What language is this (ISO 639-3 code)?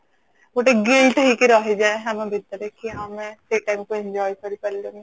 ori